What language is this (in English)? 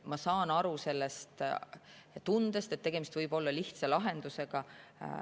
Estonian